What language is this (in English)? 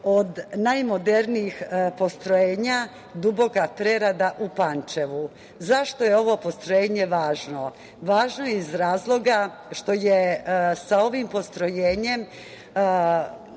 Serbian